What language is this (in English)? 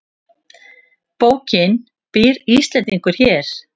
Icelandic